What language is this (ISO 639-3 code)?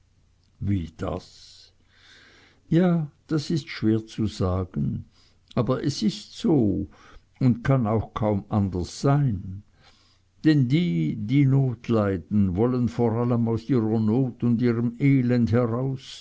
deu